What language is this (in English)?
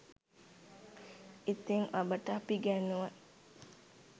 Sinhala